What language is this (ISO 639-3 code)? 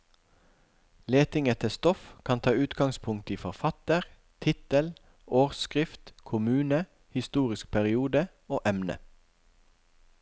nor